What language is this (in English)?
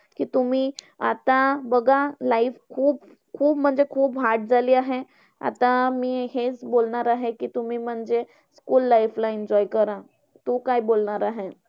Marathi